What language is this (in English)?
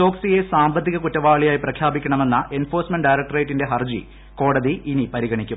Malayalam